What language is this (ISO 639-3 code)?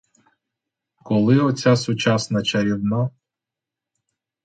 ukr